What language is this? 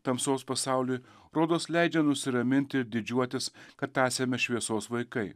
Lithuanian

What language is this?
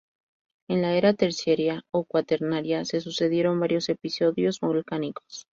Spanish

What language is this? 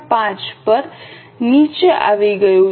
Gujarati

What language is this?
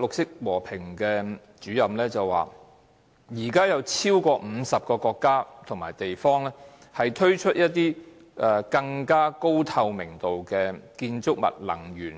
Cantonese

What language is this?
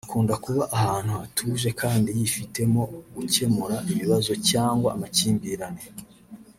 Kinyarwanda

